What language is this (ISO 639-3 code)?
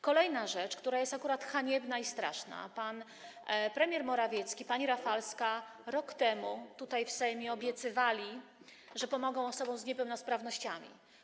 pol